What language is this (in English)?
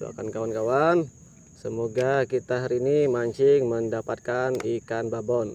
Indonesian